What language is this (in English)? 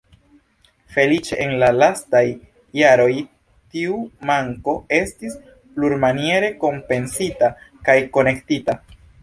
Esperanto